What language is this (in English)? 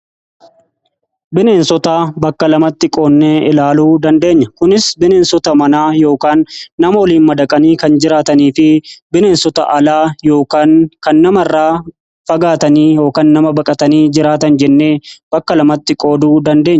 Oromo